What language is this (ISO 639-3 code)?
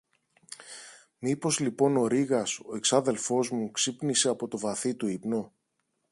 ell